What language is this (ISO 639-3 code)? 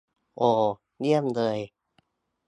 tha